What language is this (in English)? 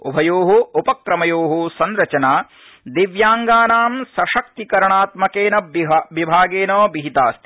Sanskrit